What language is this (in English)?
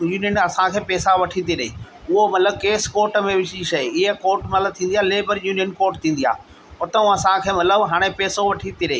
Sindhi